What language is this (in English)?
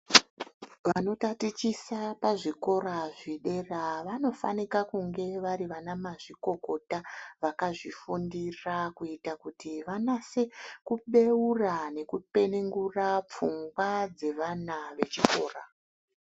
Ndau